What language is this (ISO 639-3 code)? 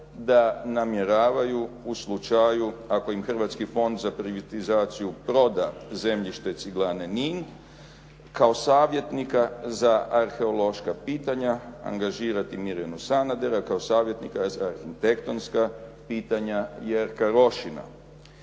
hrv